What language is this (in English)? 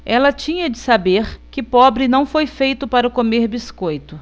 Portuguese